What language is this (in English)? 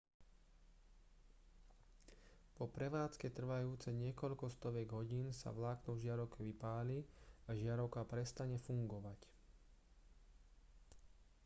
Slovak